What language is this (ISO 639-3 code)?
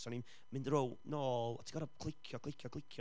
cym